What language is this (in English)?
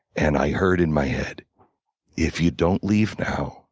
English